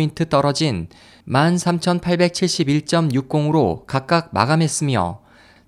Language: Korean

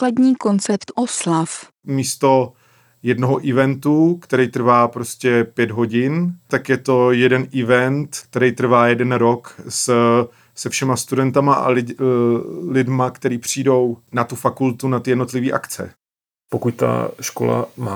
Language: Czech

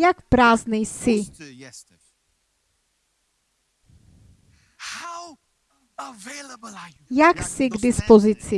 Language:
Czech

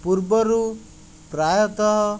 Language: Odia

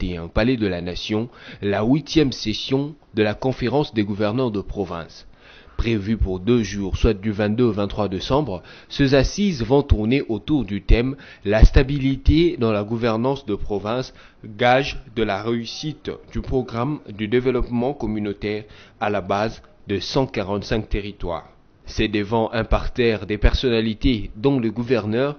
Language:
French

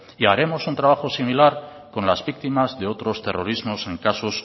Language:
Spanish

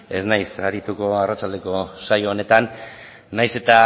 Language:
Basque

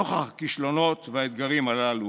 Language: Hebrew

